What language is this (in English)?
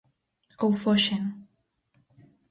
Galician